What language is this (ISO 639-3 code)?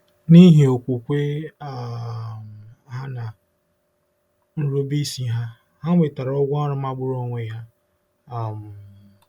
ibo